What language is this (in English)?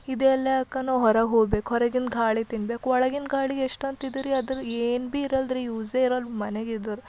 Kannada